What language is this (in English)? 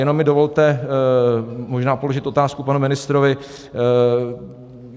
Czech